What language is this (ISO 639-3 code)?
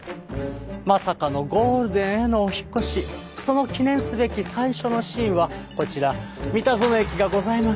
jpn